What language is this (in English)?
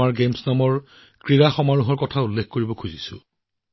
Assamese